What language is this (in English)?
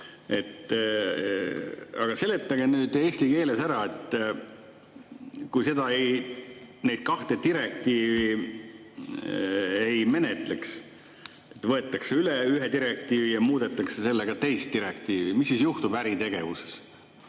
Estonian